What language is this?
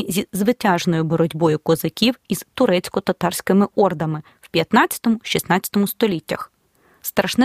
Ukrainian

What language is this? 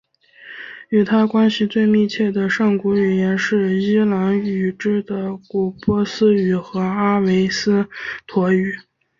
Chinese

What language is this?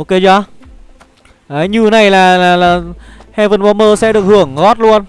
Vietnamese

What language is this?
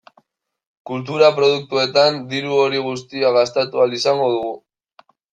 Basque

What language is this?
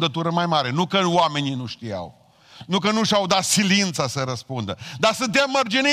Romanian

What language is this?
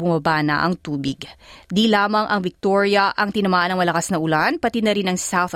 Filipino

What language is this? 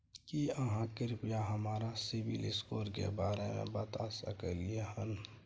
Maithili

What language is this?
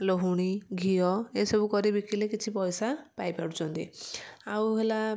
Odia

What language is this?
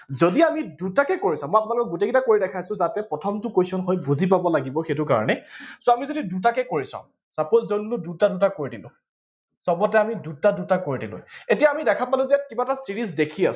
Assamese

